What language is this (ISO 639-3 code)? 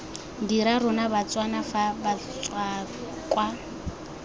tsn